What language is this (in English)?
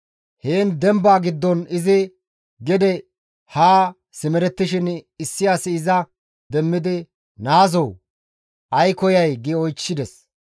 Gamo